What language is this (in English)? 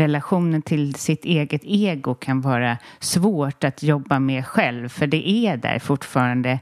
Swedish